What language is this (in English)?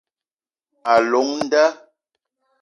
Eton (Cameroon)